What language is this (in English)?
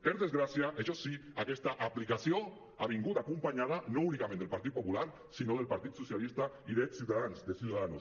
Catalan